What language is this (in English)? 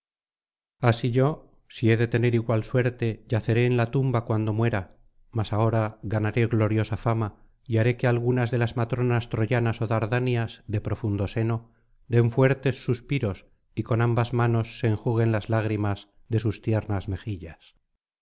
Spanish